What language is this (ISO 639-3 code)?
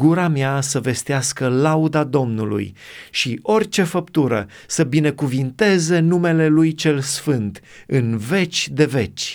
ron